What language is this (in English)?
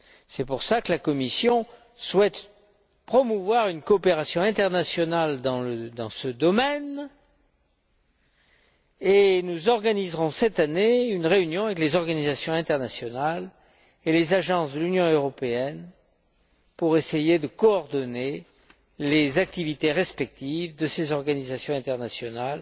French